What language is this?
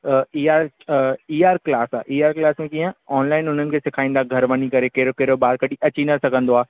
Sindhi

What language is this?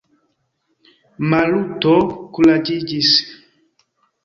Esperanto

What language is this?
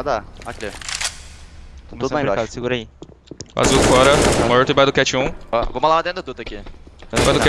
Portuguese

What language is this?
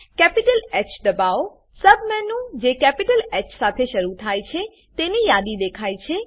Gujarati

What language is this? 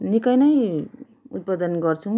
Nepali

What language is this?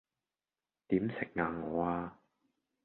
Cantonese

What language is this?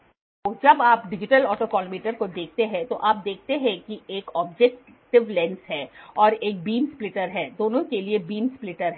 Hindi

